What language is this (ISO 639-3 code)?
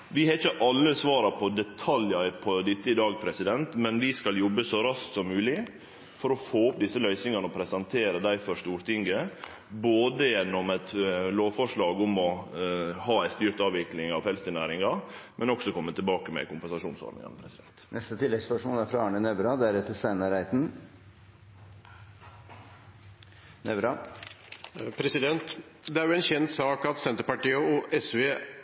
nor